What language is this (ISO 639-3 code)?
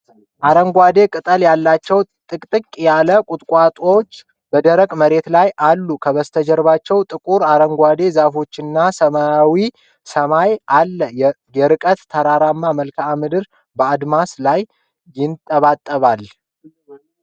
amh